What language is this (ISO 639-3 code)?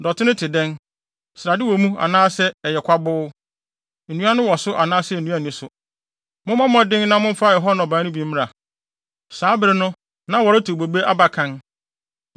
aka